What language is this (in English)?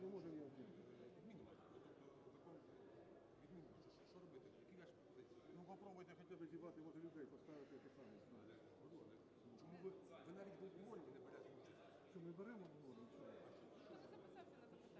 Ukrainian